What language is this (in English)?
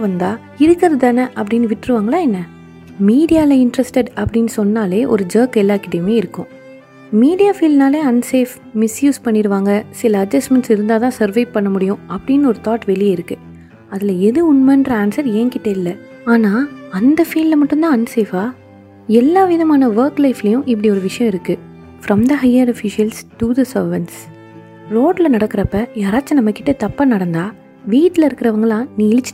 Tamil